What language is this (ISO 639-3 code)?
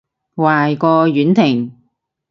yue